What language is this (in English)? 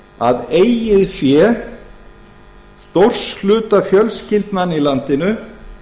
Icelandic